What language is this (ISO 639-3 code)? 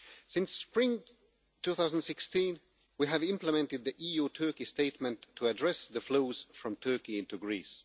eng